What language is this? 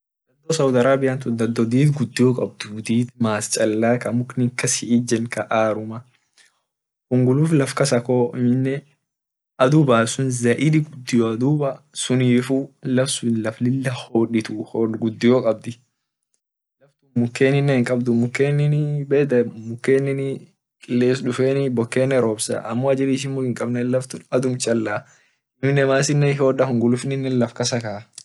Orma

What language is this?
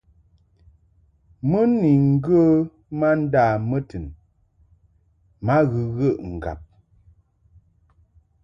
Mungaka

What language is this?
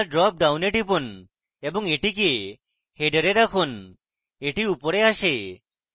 Bangla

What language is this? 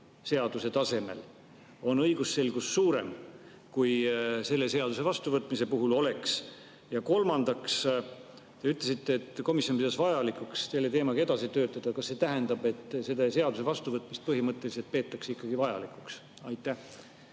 Estonian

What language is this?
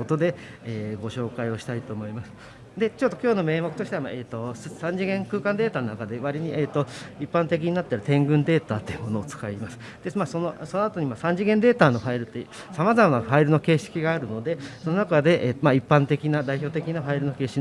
Japanese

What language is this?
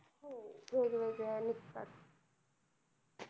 Marathi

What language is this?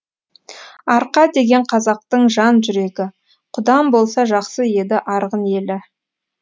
Kazakh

